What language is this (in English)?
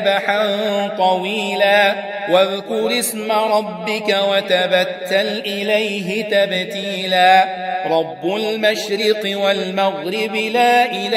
Arabic